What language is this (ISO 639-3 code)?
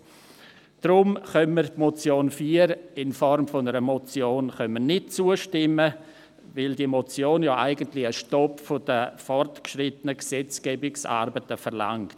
gsw